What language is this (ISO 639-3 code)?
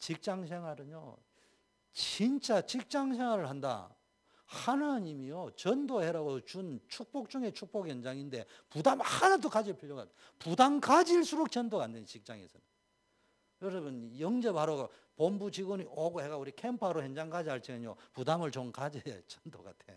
kor